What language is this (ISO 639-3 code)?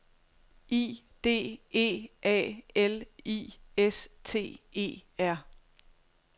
dan